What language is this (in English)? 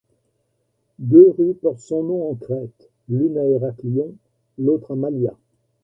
French